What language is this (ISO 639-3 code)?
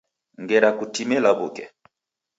dav